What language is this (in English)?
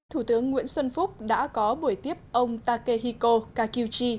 Vietnamese